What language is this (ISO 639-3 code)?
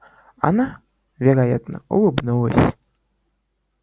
rus